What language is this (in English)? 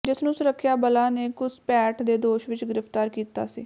Punjabi